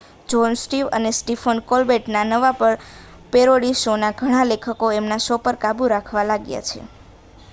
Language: Gujarati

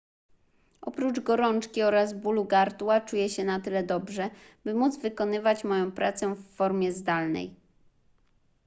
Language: Polish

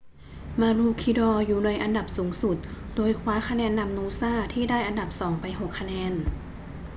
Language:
Thai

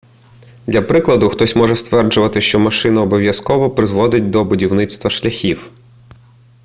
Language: Ukrainian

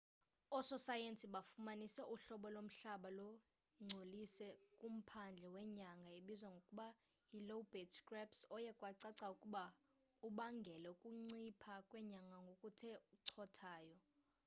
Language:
Xhosa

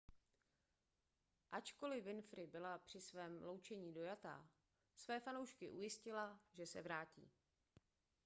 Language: Czech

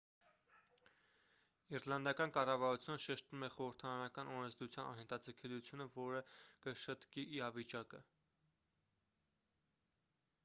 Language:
Armenian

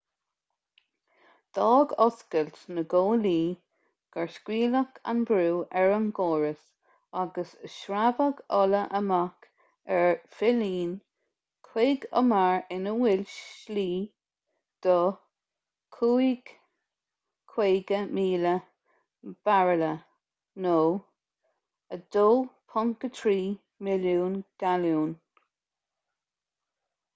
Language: Irish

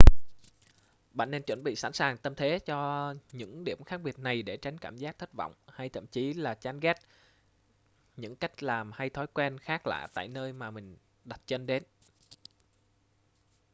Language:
Vietnamese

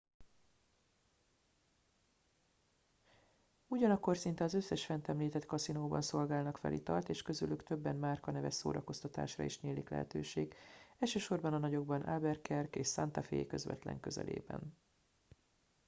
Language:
Hungarian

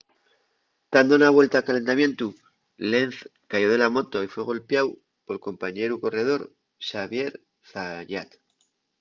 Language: Asturian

